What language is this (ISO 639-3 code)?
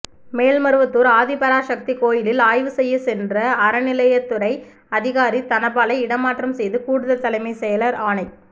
tam